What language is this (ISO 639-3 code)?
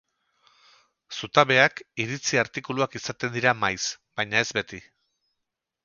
eus